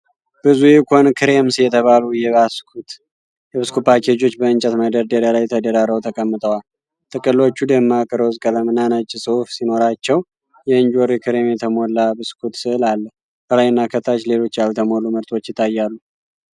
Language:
Amharic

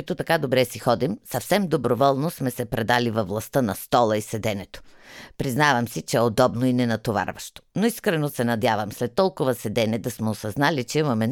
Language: Bulgarian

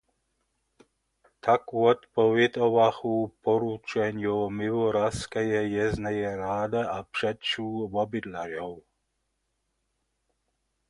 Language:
Upper Sorbian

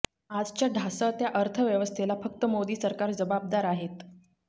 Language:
Marathi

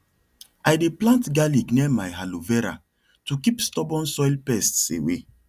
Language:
Nigerian Pidgin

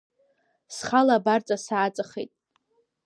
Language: Abkhazian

